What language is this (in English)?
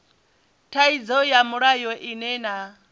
Venda